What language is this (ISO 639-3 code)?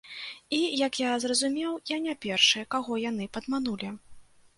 bel